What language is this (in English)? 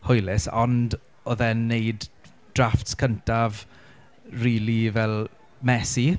Welsh